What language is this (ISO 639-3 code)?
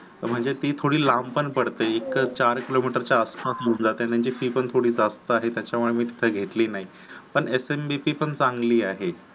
mar